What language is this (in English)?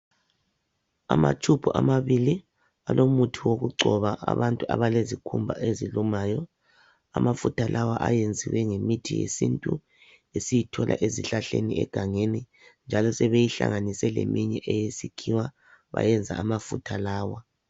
North Ndebele